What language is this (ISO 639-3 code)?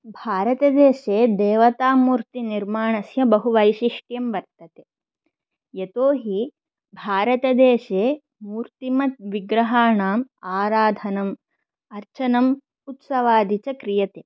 san